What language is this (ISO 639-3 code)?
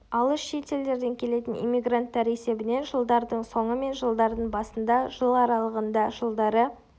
kaz